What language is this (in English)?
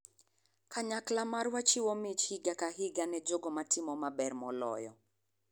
Luo (Kenya and Tanzania)